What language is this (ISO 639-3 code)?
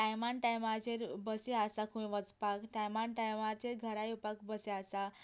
kok